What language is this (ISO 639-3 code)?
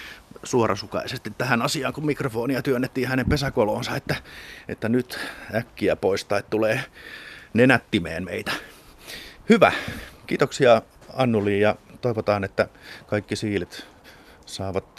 fin